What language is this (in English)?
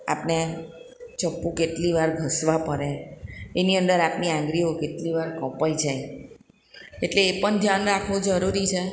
Gujarati